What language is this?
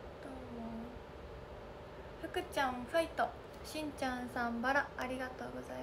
Japanese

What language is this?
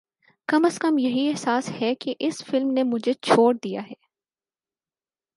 Urdu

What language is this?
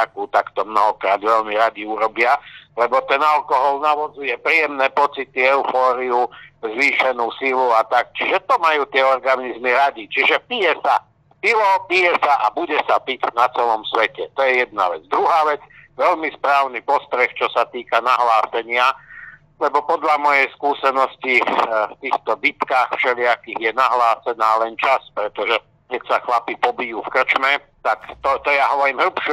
Slovak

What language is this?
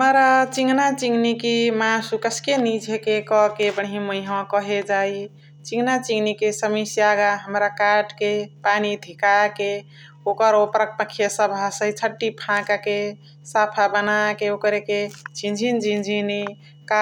Chitwania Tharu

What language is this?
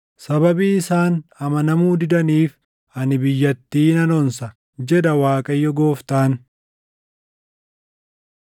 Oromo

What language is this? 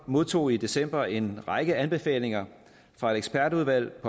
Danish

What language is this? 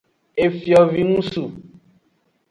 Aja (Benin)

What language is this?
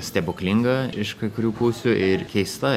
Lithuanian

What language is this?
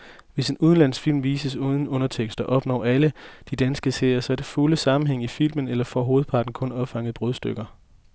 Danish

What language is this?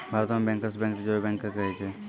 Maithili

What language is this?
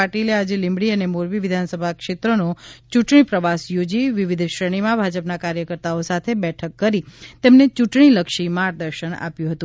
Gujarati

